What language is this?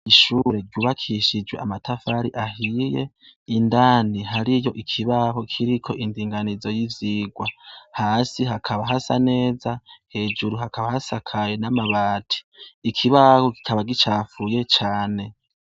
Rundi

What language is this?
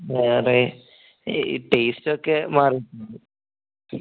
Malayalam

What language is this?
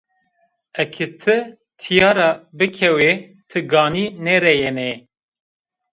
Zaza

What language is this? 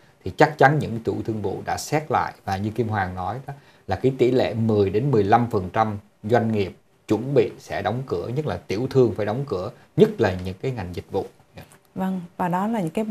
Vietnamese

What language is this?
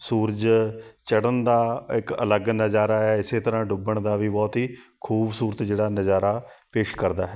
Punjabi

